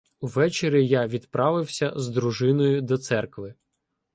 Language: Ukrainian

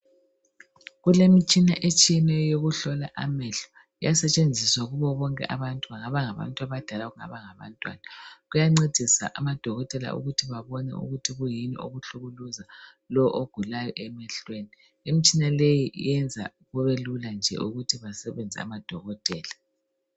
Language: North Ndebele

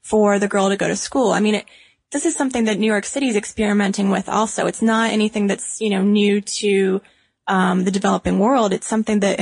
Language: English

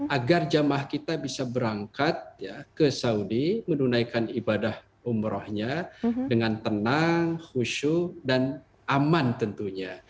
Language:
Indonesian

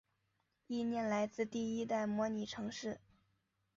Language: Chinese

